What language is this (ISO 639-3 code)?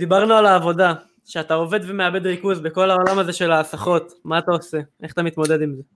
heb